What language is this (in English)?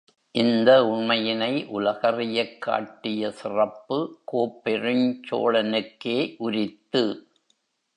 Tamil